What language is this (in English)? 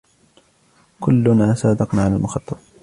Arabic